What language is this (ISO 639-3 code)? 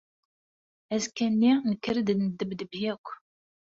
kab